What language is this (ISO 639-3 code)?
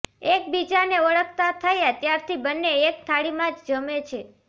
guj